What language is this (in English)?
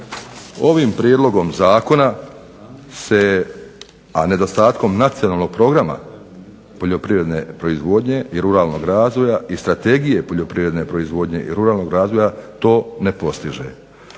Croatian